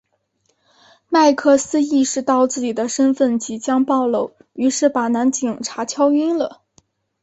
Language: Chinese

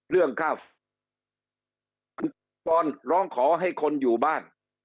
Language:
Thai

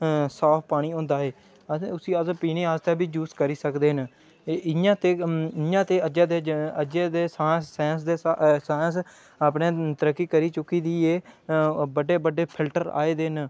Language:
Dogri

